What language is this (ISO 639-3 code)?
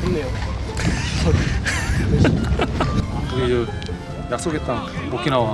kor